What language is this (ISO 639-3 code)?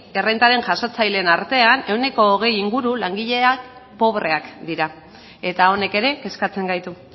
eus